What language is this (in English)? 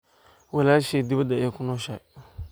Somali